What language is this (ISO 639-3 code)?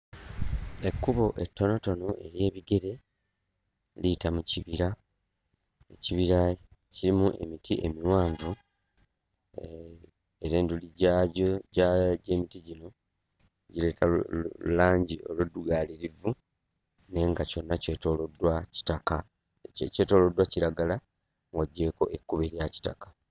lug